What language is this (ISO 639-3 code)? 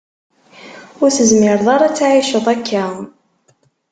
kab